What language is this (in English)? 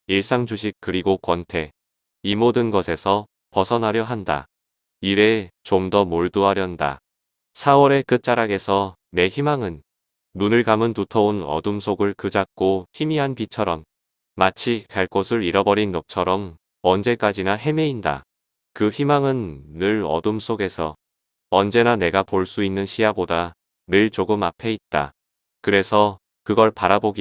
Korean